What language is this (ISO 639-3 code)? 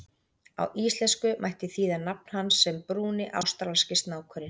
isl